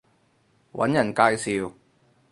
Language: Cantonese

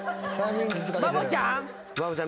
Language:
Japanese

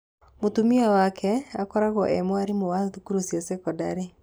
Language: Kikuyu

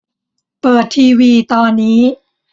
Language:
Thai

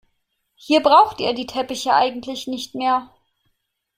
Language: German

